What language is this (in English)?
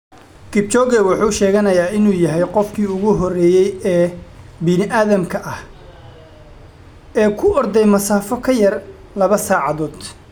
Somali